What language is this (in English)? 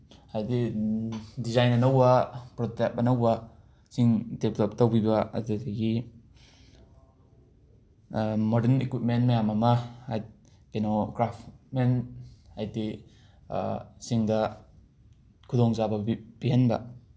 Manipuri